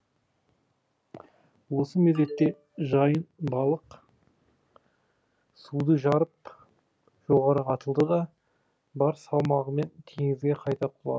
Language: Kazakh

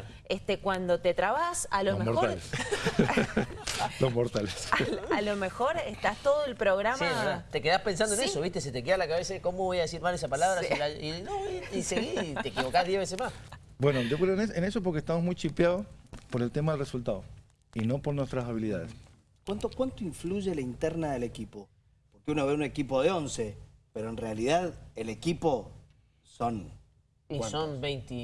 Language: Spanish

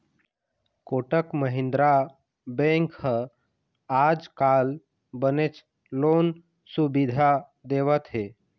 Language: Chhattisgarhi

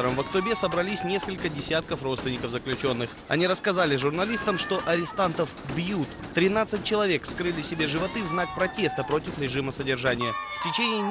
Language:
Russian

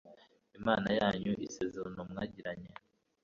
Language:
Kinyarwanda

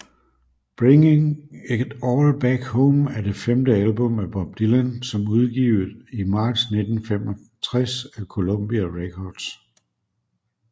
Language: Danish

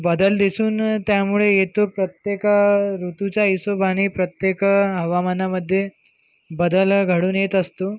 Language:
Marathi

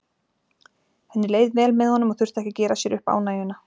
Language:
Icelandic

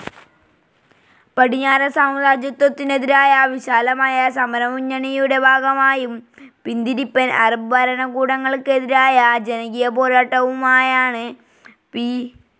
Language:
Malayalam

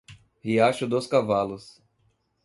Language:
Portuguese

